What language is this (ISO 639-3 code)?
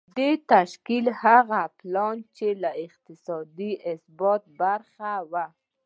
pus